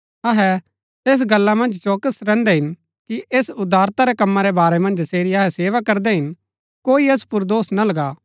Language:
Gaddi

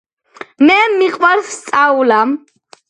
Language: Georgian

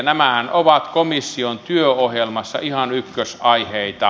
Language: Finnish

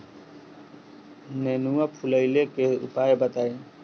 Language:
Bhojpuri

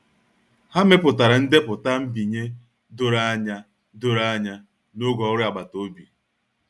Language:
Igbo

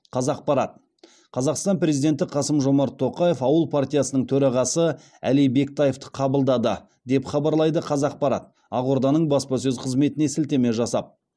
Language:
Kazakh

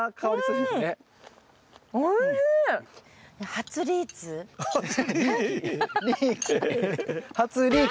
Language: Japanese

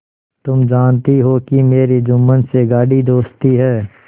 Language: Hindi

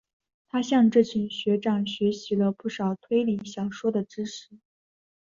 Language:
Chinese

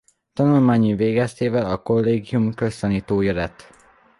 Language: Hungarian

